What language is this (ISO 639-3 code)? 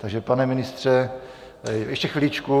ces